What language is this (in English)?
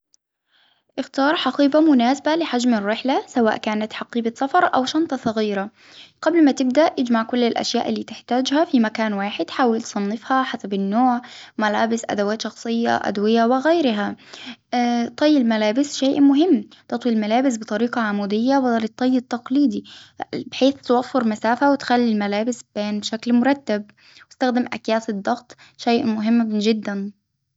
Hijazi Arabic